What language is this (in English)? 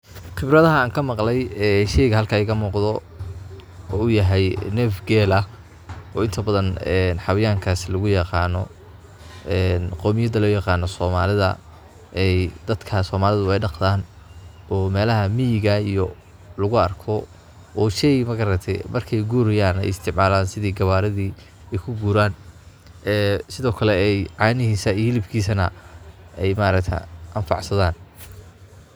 Somali